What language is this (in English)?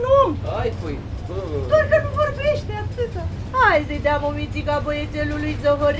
Romanian